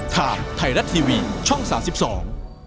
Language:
Thai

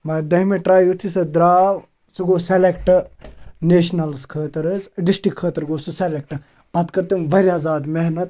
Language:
Kashmiri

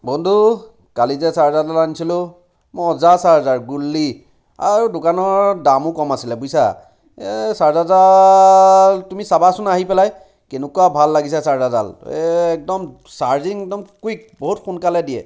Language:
Assamese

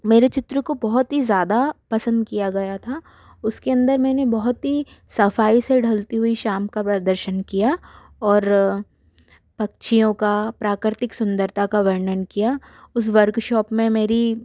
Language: Hindi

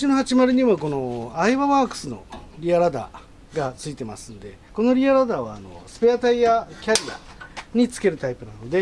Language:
Japanese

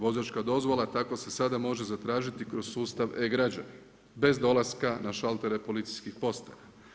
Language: Croatian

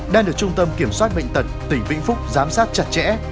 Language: Vietnamese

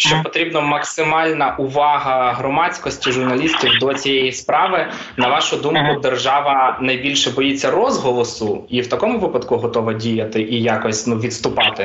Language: Ukrainian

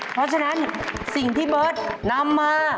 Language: Thai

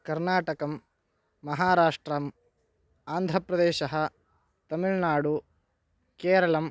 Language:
Sanskrit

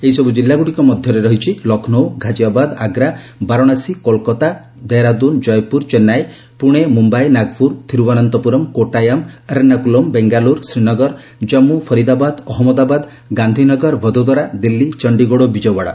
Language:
Odia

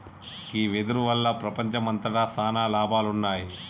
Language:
Telugu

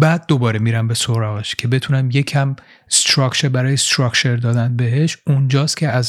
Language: Persian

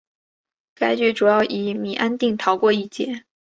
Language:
Chinese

